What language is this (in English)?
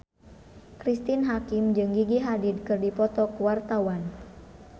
Sundanese